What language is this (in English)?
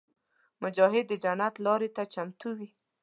Pashto